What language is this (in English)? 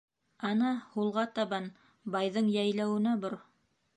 Bashkir